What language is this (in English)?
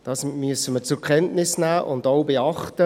Swiss German